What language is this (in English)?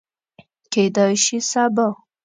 Pashto